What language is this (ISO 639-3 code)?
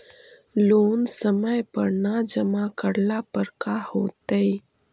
mag